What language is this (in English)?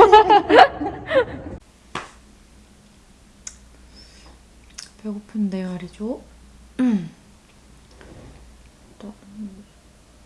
Korean